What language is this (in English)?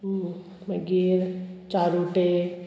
Konkani